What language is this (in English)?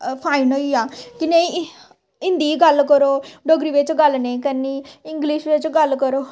Dogri